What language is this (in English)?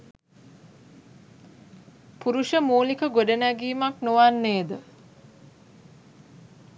Sinhala